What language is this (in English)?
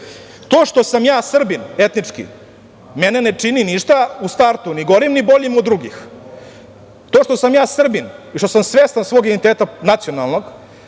Serbian